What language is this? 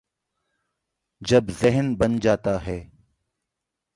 Urdu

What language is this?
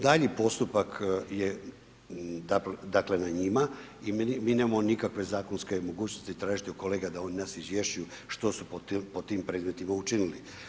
Croatian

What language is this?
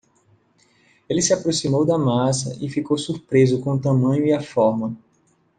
Portuguese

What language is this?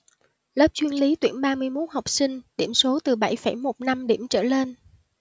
Vietnamese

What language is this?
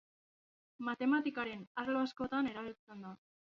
Basque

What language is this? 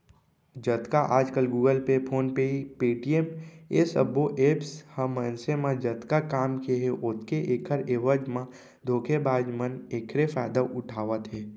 Chhattisgarhi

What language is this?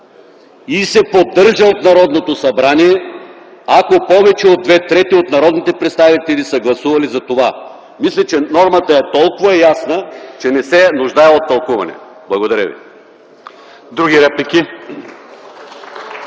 Bulgarian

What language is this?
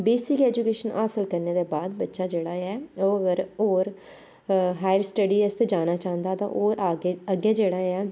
Dogri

